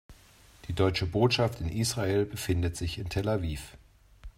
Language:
German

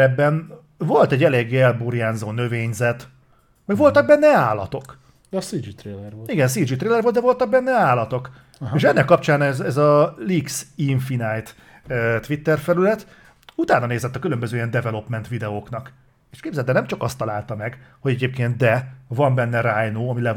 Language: Hungarian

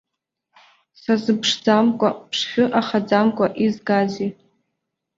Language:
Abkhazian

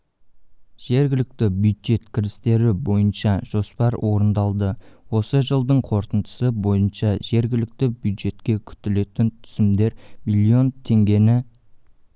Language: Kazakh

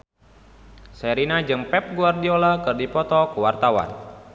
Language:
Sundanese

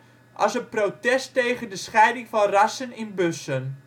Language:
Dutch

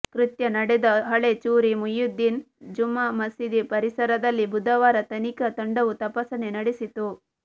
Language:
Kannada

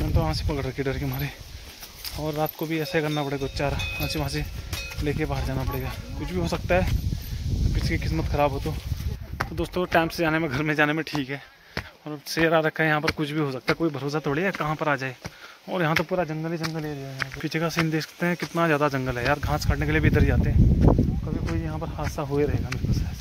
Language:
Hindi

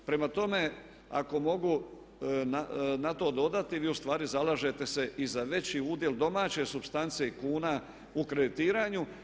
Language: Croatian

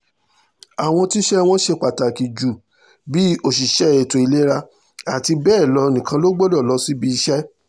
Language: Yoruba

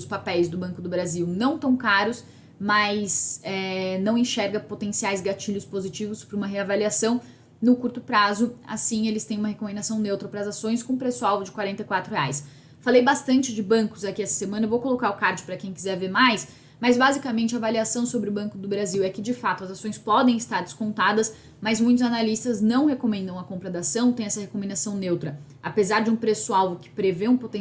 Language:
Portuguese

